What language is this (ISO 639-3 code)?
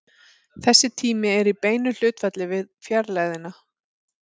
isl